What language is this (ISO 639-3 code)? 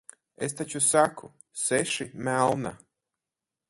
lav